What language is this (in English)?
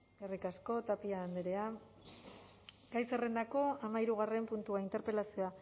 Basque